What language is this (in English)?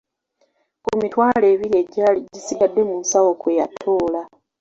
Ganda